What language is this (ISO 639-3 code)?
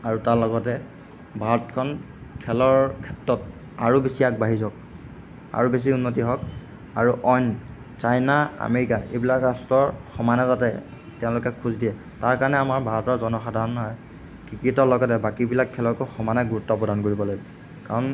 asm